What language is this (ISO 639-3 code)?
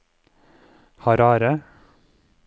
nor